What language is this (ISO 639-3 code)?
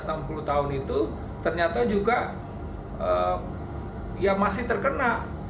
ind